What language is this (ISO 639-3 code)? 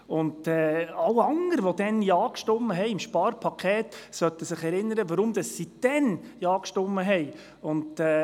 gsw